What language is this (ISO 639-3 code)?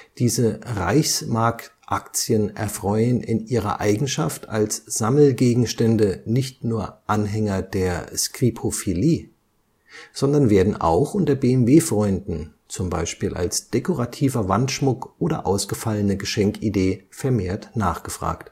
deu